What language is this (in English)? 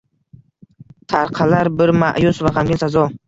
Uzbek